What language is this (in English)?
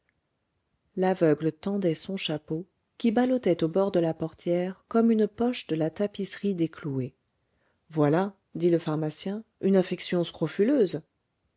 French